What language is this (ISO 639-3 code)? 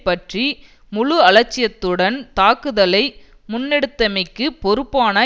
tam